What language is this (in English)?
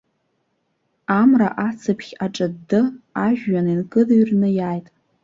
Abkhazian